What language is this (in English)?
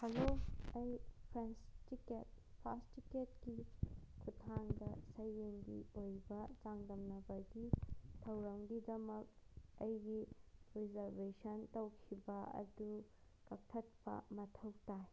Manipuri